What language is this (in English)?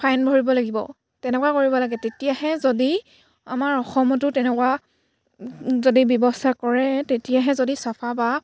Assamese